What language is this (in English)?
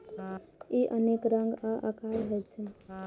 Maithili